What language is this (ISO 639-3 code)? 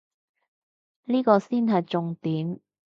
yue